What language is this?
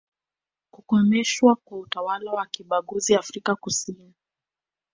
Swahili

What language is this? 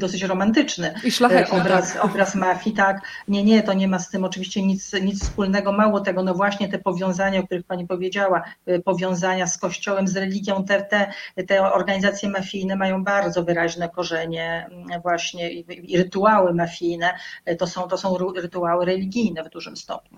Polish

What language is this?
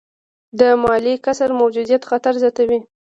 Pashto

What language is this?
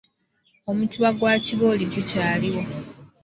Ganda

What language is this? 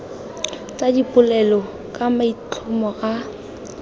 Tswana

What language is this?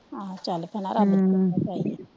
Punjabi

